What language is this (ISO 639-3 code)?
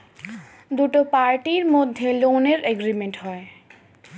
ben